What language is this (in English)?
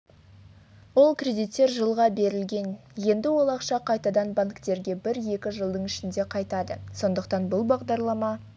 Kazakh